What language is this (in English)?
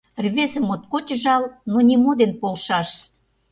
Mari